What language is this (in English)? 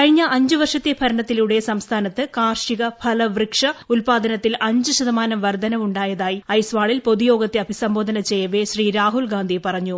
Malayalam